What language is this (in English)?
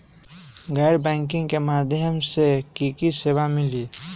Magahi